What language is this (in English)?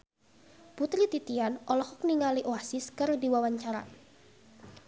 Sundanese